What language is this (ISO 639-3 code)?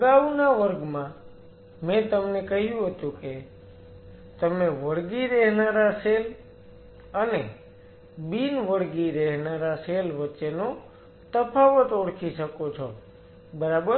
guj